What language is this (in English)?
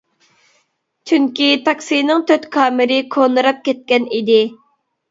Uyghur